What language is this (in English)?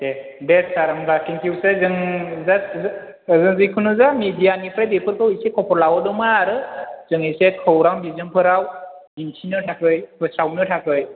Bodo